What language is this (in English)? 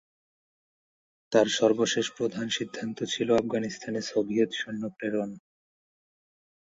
Bangla